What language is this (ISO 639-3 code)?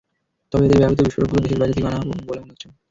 ben